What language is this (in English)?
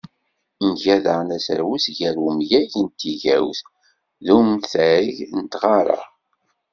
Kabyle